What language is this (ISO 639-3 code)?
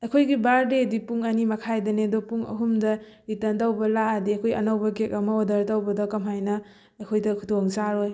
mni